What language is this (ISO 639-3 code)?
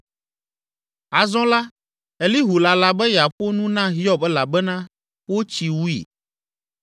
ewe